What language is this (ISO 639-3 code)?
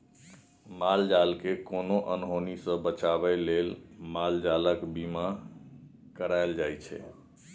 mai